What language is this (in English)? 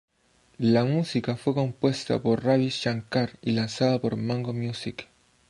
Spanish